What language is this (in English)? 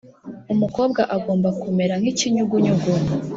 Kinyarwanda